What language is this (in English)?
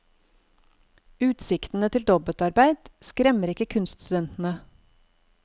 Norwegian